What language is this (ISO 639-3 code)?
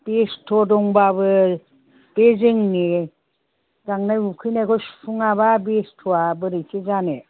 brx